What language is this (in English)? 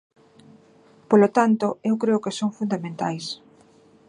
Galician